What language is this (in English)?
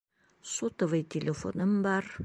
Bashkir